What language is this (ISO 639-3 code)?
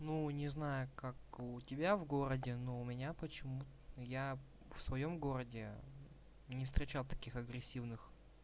rus